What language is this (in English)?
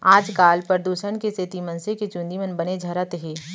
Chhattisgarhi